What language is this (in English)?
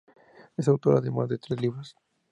Spanish